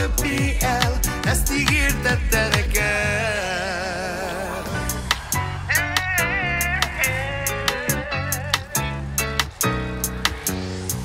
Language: Hungarian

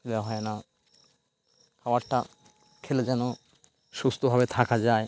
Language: Bangla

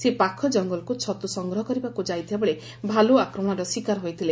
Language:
Odia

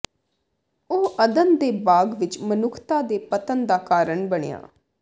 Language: Punjabi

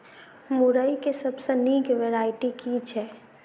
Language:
Maithili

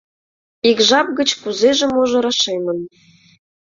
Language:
Mari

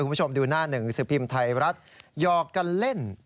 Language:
Thai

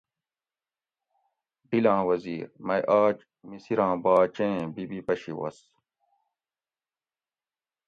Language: Gawri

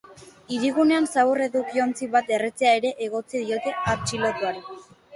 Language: Basque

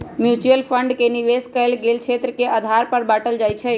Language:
Magahi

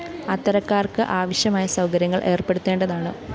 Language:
Malayalam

